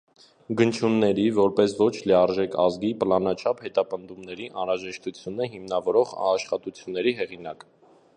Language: Armenian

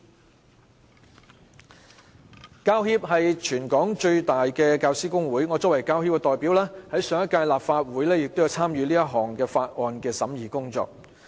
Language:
Cantonese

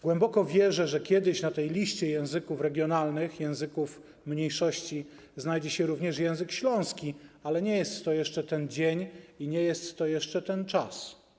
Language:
Polish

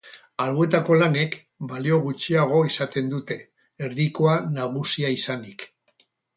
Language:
Basque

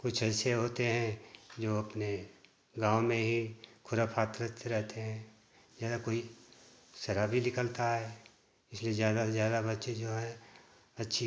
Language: Hindi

